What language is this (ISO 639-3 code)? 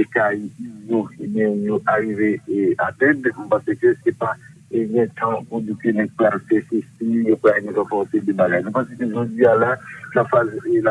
fra